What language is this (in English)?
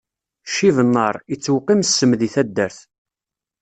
Kabyle